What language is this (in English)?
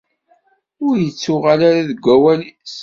Kabyle